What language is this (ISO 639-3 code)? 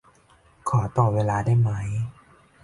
tha